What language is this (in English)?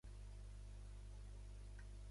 Catalan